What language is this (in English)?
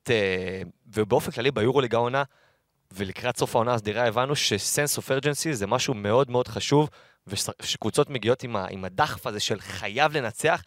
Hebrew